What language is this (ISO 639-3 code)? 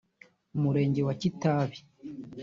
kin